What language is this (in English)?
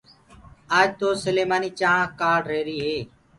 Gurgula